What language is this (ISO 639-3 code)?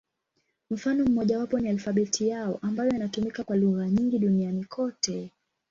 swa